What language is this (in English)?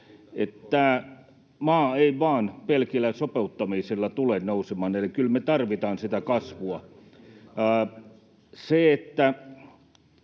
Finnish